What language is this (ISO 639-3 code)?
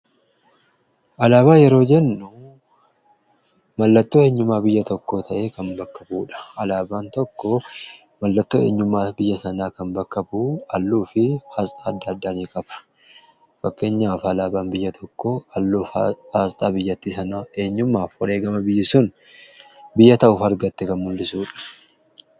orm